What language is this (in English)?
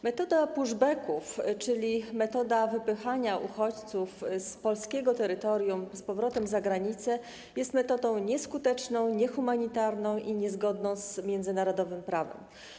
Polish